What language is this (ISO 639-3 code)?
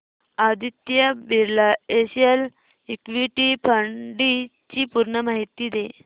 mar